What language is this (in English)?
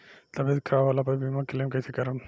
Bhojpuri